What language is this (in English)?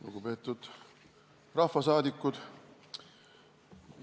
Estonian